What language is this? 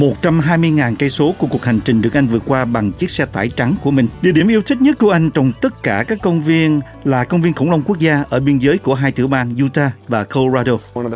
Vietnamese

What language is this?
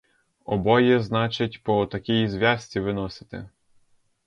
Ukrainian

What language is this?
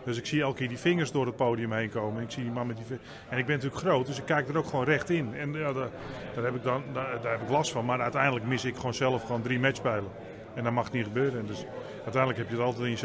Dutch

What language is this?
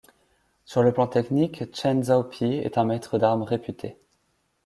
French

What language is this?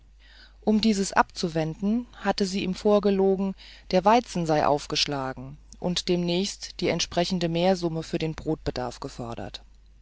German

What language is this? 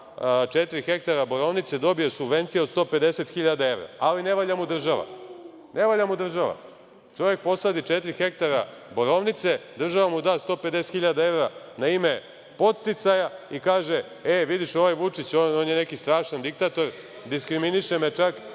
Serbian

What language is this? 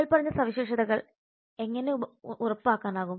Malayalam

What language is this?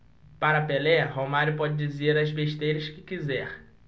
Portuguese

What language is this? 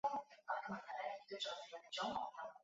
Chinese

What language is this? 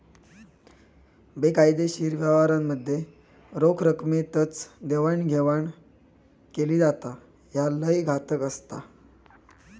Marathi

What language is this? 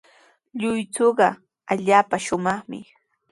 Sihuas Ancash Quechua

